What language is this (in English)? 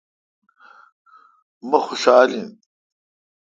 Kalkoti